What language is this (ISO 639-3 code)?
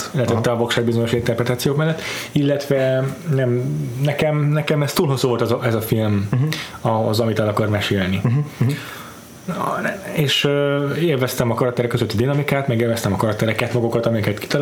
hun